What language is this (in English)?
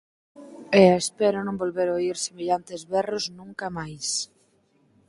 Galician